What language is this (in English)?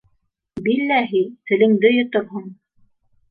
Bashkir